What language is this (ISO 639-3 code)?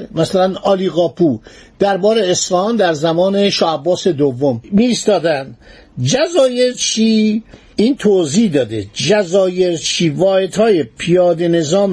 fas